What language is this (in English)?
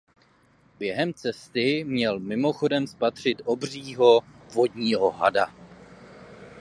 Czech